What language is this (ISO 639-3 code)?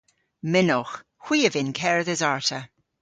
cor